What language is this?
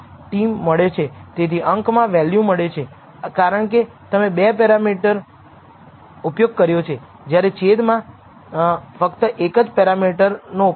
Gujarati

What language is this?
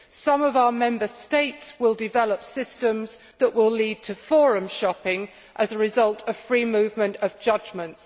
English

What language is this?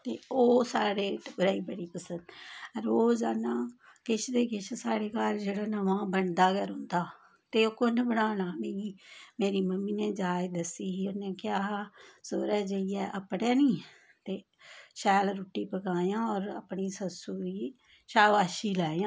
Dogri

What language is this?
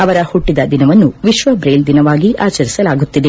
Kannada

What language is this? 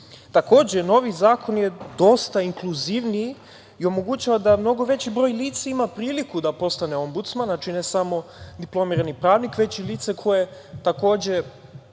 Serbian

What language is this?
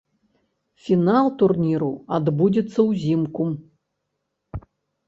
Belarusian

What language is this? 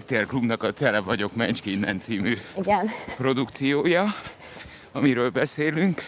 Hungarian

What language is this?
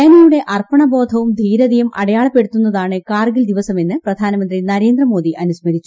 Malayalam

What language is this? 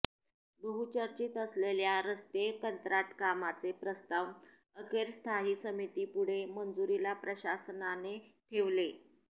Marathi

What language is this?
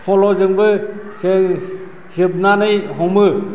Bodo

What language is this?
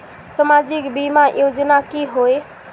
Magahi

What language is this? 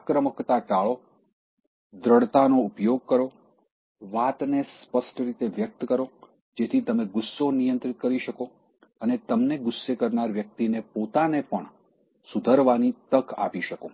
Gujarati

